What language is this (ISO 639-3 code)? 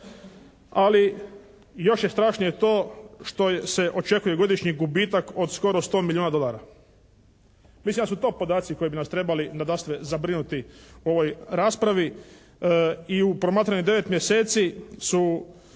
hrv